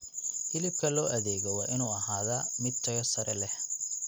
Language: Somali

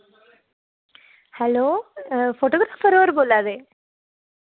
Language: Dogri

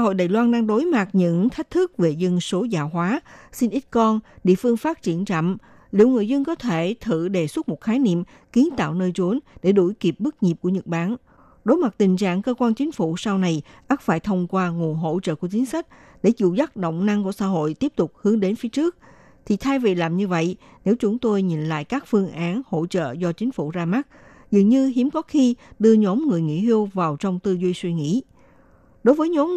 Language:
Vietnamese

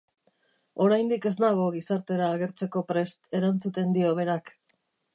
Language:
Basque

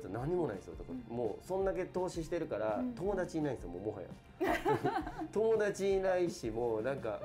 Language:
Japanese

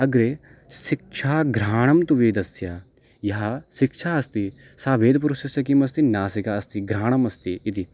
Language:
Sanskrit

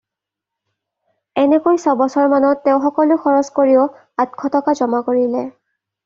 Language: Assamese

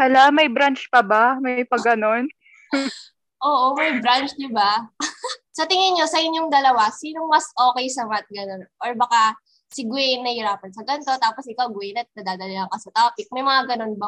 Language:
Filipino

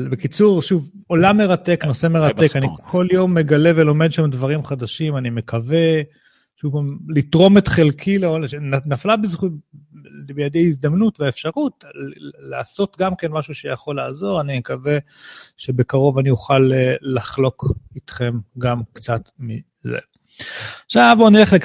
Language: Hebrew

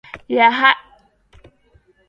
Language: Swahili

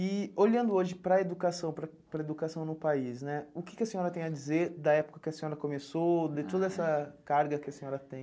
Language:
Portuguese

